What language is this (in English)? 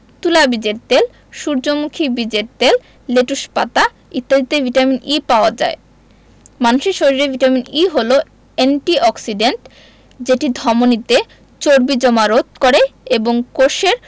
Bangla